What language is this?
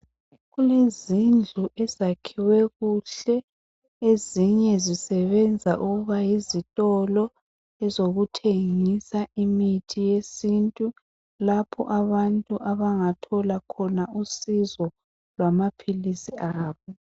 North Ndebele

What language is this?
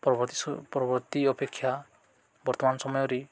Odia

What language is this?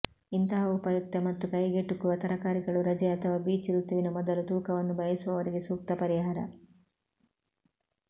Kannada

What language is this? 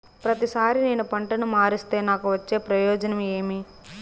Telugu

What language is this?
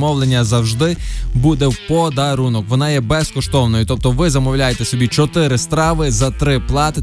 Ukrainian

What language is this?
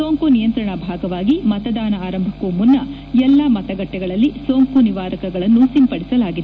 Kannada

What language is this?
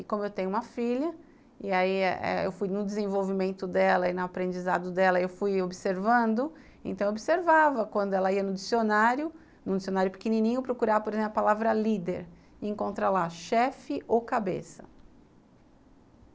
Portuguese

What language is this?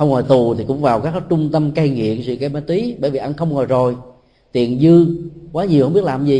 Vietnamese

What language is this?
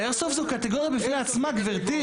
Hebrew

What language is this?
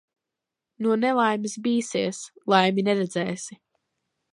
Latvian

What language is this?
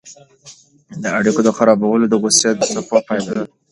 Pashto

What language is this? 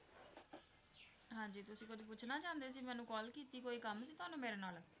Punjabi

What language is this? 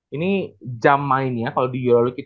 Indonesian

